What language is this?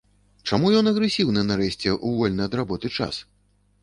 Belarusian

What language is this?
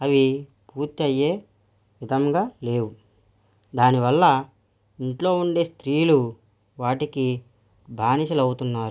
Telugu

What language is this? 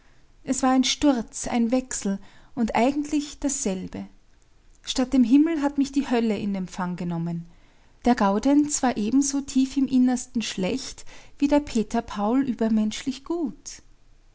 German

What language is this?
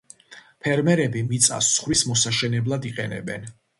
Georgian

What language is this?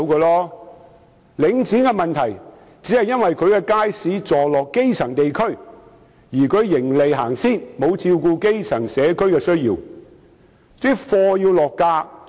Cantonese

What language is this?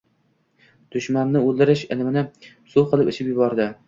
Uzbek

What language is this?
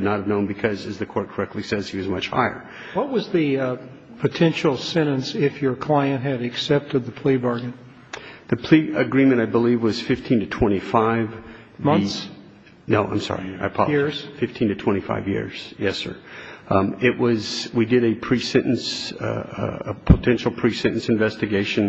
English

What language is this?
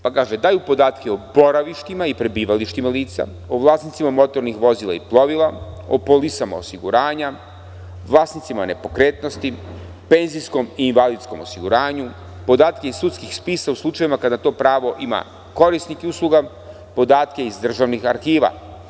Serbian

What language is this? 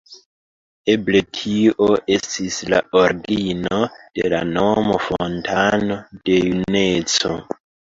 Esperanto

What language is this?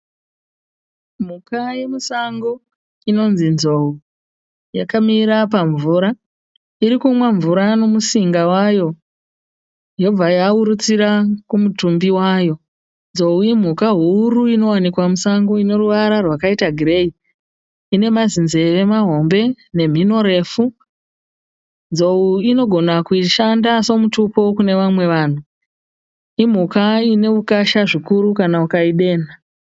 Shona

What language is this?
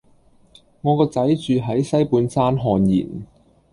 Cantonese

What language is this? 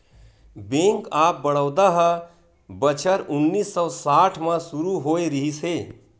Chhattisgarhi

